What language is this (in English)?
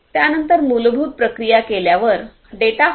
Marathi